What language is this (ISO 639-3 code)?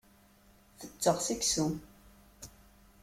kab